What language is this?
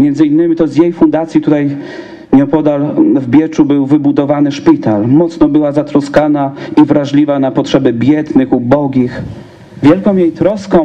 Polish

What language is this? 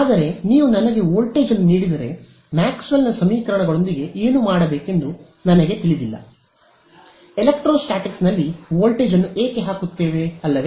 Kannada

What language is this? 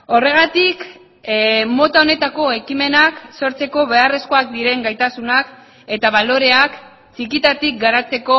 Basque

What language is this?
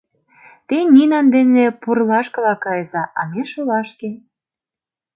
Mari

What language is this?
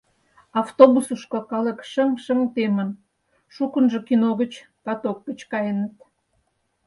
Mari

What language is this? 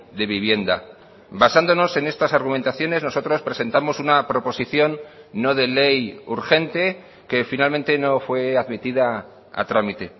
Spanish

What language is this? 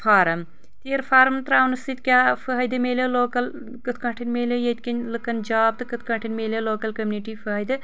Kashmiri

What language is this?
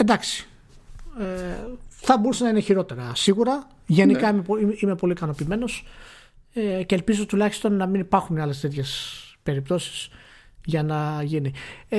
Greek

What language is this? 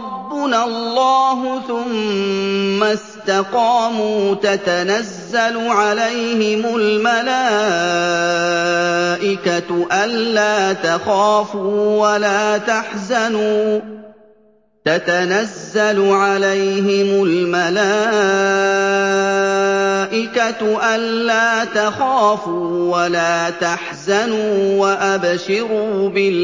Arabic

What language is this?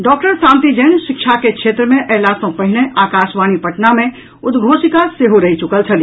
Maithili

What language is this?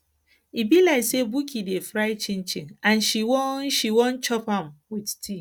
Nigerian Pidgin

